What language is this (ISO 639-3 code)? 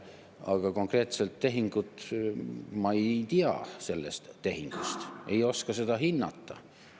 est